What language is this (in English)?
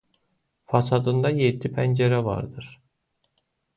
Azerbaijani